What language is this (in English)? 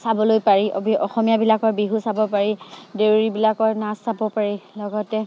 Assamese